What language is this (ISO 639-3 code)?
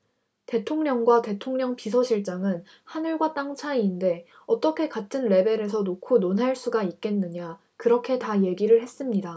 kor